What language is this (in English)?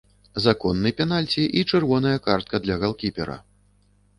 Belarusian